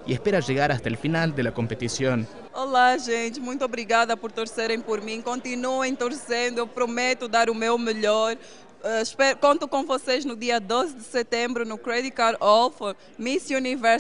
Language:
Spanish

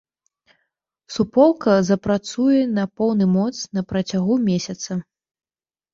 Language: Belarusian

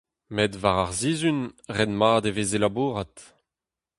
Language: Breton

